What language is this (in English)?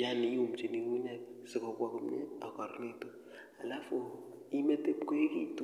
Kalenjin